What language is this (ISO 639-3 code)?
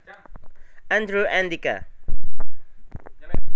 jav